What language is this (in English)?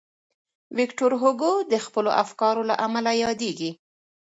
Pashto